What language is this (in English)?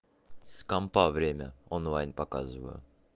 Russian